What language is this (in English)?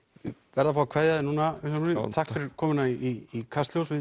Icelandic